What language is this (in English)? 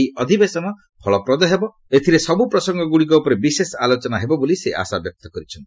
Odia